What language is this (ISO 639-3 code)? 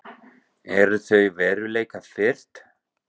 isl